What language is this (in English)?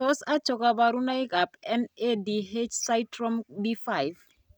Kalenjin